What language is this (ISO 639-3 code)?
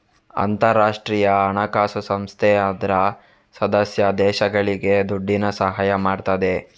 kan